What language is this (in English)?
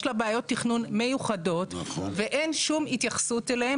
Hebrew